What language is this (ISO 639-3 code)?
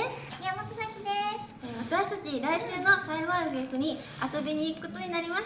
jpn